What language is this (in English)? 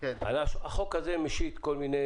Hebrew